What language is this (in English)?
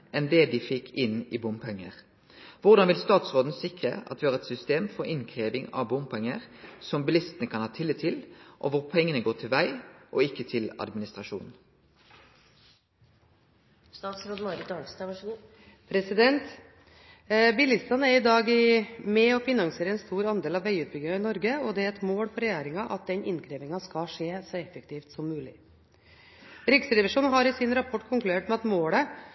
Norwegian Bokmål